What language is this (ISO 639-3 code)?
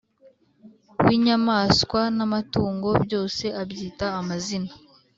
kin